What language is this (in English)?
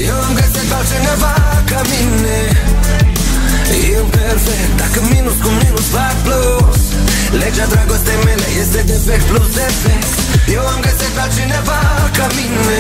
Romanian